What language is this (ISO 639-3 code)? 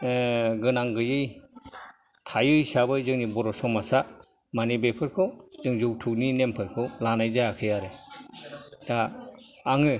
brx